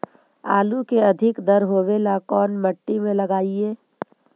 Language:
Magahi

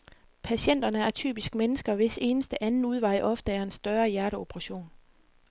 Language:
Danish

